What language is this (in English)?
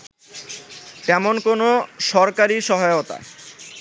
Bangla